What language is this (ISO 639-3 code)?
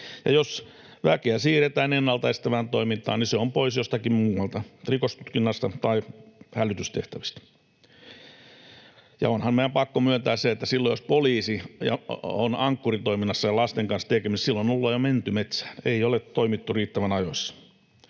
fin